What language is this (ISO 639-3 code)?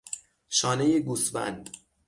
fas